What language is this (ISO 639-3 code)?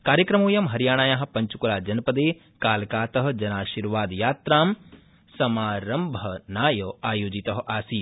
san